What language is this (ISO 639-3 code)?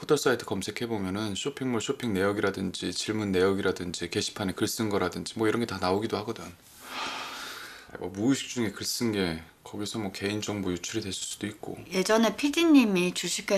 kor